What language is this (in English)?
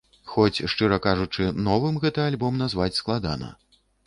Belarusian